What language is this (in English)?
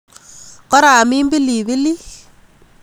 Kalenjin